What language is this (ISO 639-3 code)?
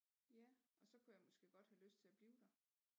dan